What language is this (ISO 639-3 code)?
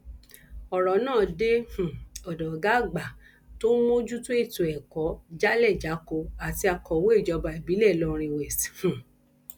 yor